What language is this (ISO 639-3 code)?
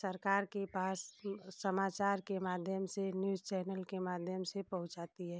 hin